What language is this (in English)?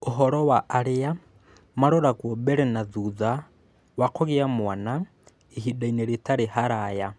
Kikuyu